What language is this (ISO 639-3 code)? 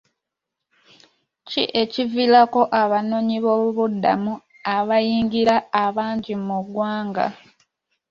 lug